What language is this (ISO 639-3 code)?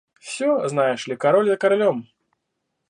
rus